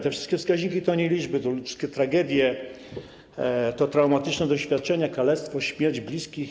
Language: Polish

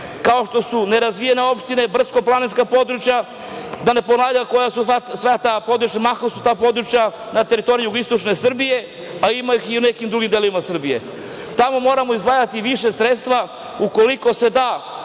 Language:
Serbian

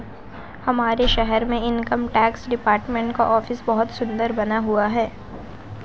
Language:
Hindi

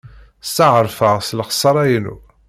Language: Kabyle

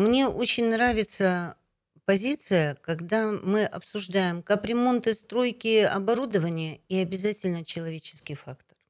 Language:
Russian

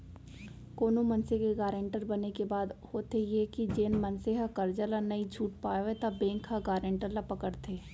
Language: Chhattisgarhi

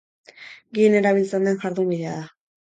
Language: Basque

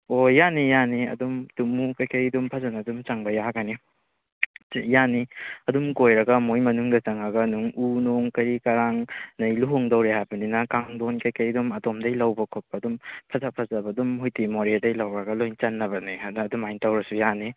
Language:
Manipuri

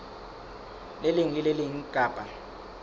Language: Southern Sotho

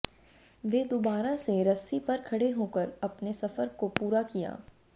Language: Hindi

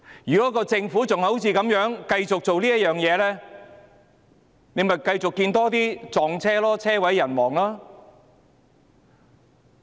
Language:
Cantonese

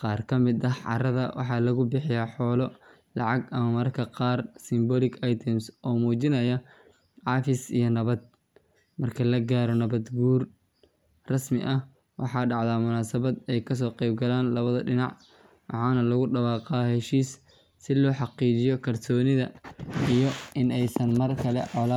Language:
Somali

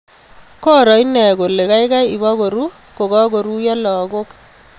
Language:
Kalenjin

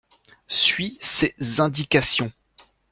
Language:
French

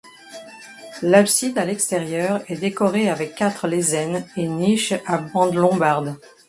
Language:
French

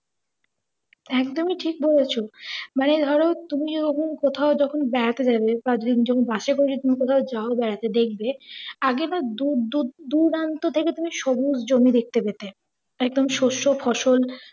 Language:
Bangla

